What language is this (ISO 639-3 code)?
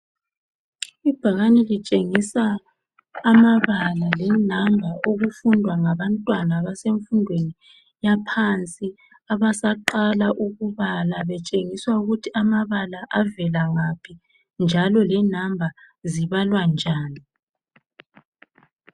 nde